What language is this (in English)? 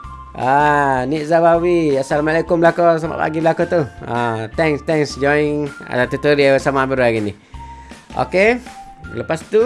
Malay